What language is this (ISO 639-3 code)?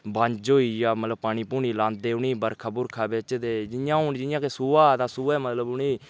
doi